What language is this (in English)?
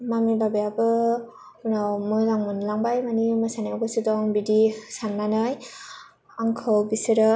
Bodo